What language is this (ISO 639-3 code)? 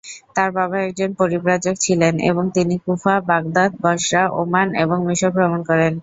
ben